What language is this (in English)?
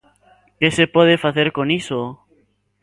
Galician